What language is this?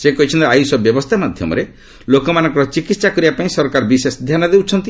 Odia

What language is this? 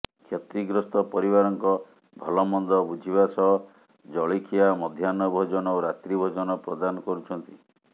Odia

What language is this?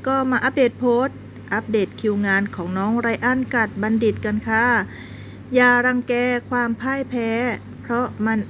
Thai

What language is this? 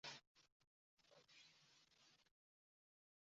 Chinese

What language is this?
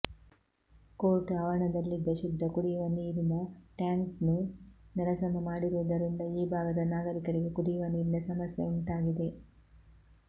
Kannada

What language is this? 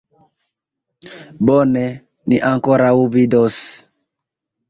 Esperanto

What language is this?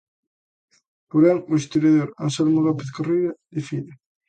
Galician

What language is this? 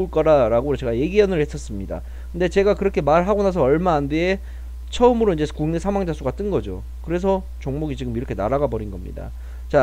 Korean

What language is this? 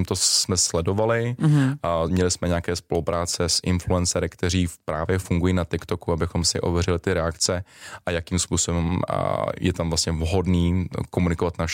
Czech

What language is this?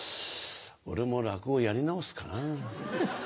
Japanese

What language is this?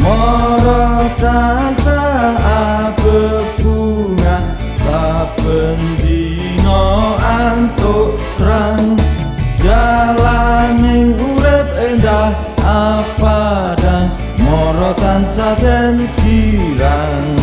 Indonesian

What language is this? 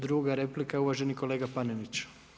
Croatian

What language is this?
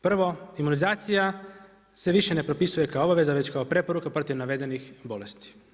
Croatian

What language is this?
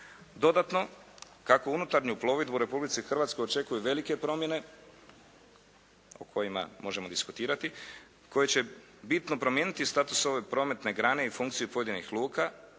Croatian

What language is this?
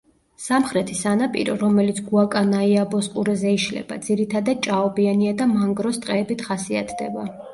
Georgian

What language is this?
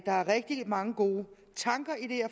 Danish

